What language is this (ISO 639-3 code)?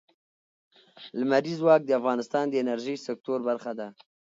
pus